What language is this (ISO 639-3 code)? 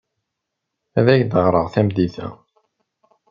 kab